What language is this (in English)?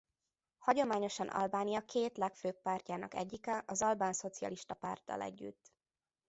Hungarian